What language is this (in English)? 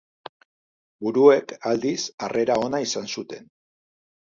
Basque